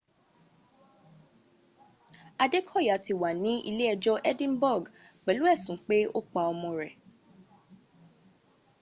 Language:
Yoruba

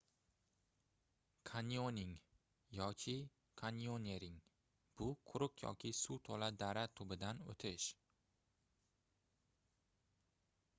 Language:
Uzbek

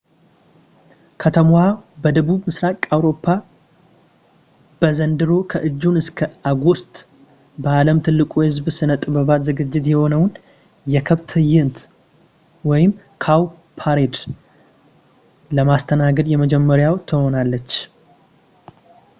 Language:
Amharic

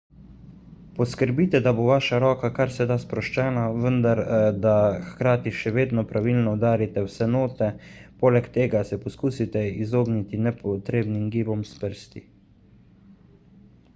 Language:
Slovenian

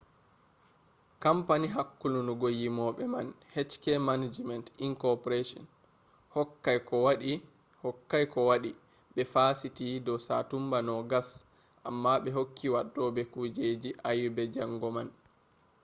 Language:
Fula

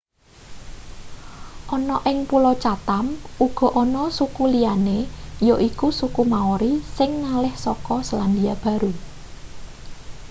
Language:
Javanese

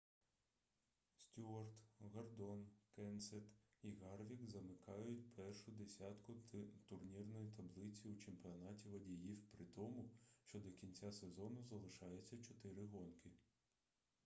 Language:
Ukrainian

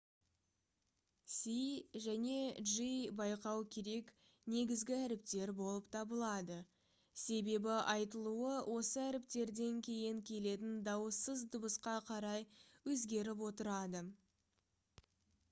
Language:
Kazakh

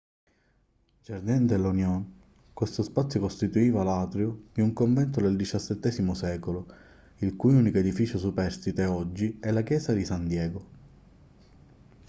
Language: Italian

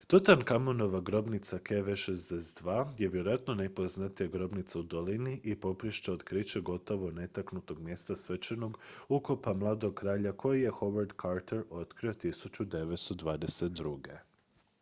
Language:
Croatian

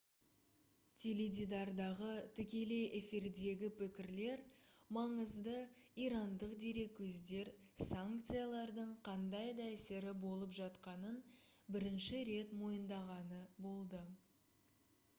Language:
Kazakh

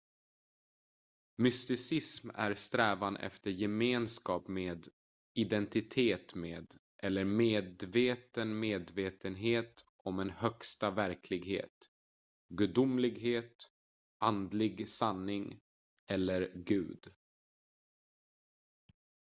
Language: Swedish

